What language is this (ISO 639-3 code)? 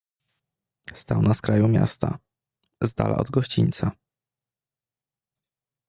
pol